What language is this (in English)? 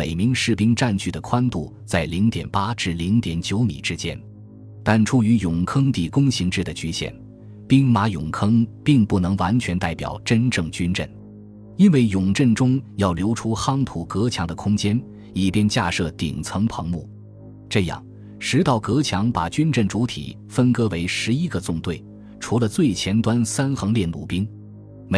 Chinese